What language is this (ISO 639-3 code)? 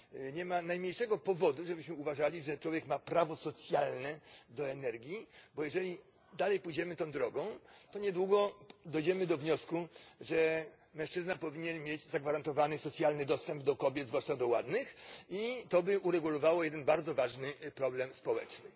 pol